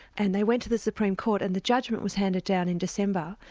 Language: English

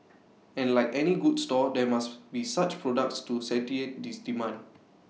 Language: English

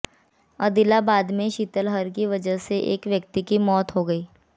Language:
Hindi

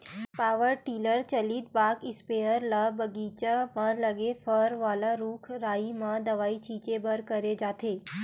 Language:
Chhattisgarhi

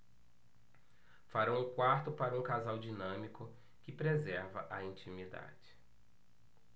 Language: Portuguese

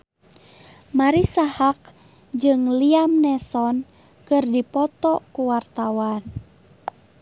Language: Sundanese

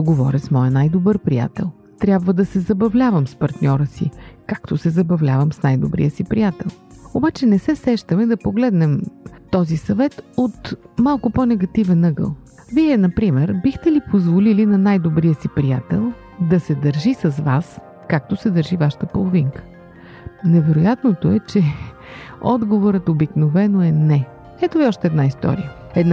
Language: Bulgarian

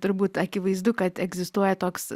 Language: Lithuanian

